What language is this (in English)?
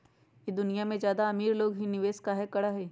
Magahi